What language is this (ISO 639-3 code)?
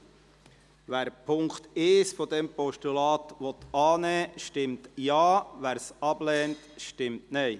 gsw